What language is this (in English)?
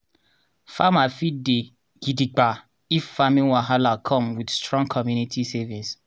Nigerian Pidgin